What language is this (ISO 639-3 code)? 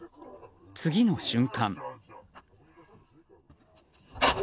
jpn